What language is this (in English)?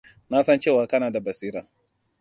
Hausa